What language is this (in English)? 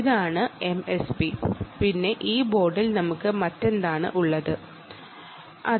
Malayalam